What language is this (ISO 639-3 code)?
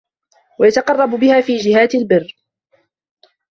ara